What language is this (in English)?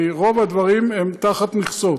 Hebrew